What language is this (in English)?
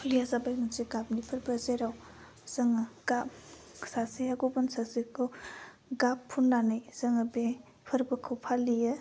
Bodo